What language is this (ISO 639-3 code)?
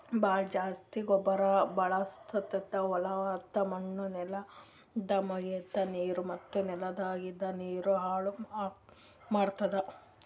kan